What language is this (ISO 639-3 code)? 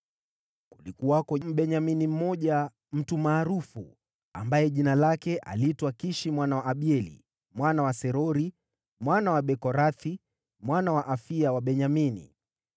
swa